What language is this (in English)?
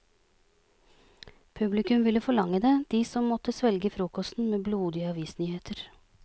Norwegian